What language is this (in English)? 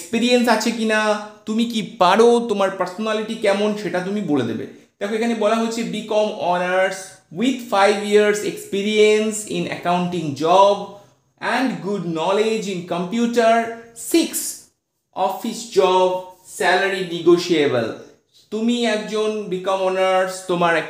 Romanian